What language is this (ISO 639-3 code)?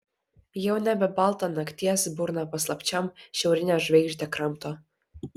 lit